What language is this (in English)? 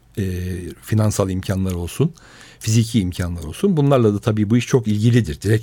Turkish